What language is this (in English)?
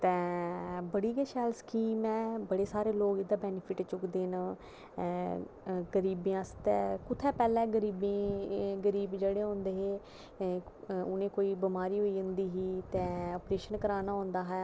Dogri